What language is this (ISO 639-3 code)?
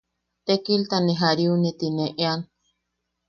yaq